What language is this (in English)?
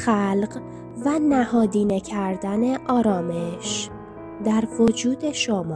Persian